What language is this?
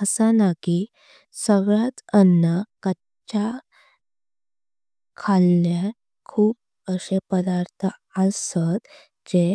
Konkani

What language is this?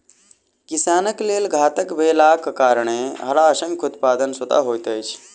Maithili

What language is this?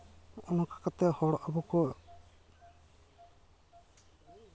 Santali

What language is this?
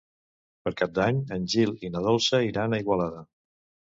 Catalan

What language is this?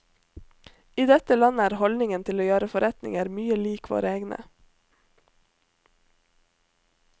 Norwegian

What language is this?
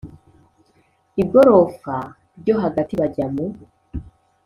Kinyarwanda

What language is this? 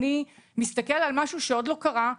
Hebrew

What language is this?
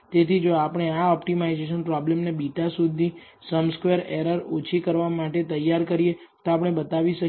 Gujarati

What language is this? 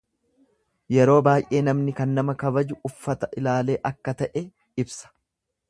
Oromo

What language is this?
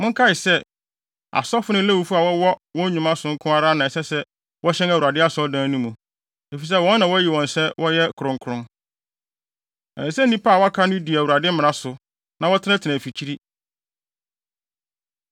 Akan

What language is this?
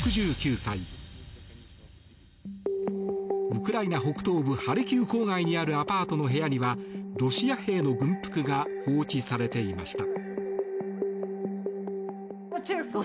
Japanese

